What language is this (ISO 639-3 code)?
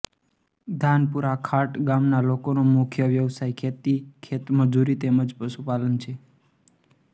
guj